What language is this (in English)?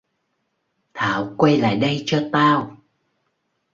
Vietnamese